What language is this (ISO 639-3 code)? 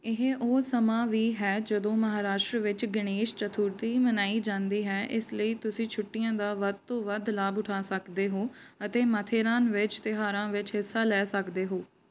pan